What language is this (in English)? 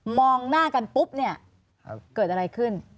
Thai